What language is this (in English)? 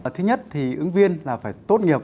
Vietnamese